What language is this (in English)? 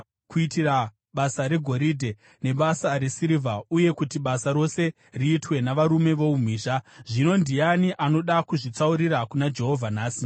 Shona